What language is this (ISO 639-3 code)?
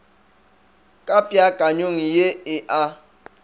nso